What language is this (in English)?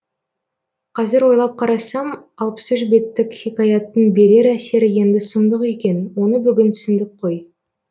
Kazakh